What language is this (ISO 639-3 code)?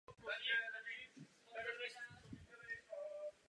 ces